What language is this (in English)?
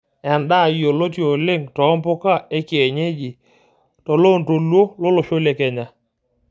Masai